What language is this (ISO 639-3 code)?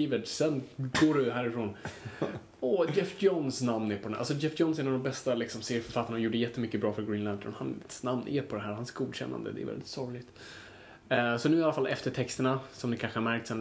swe